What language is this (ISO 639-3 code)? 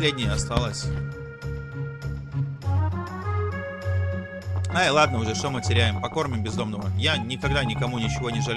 rus